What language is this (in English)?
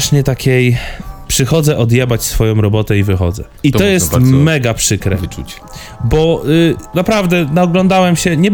Polish